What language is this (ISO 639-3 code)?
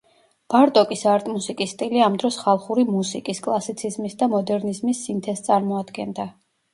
kat